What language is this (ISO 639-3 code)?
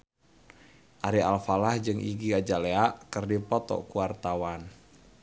sun